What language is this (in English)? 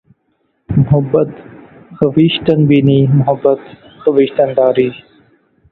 Urdu